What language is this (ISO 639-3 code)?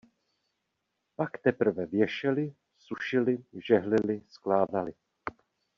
ces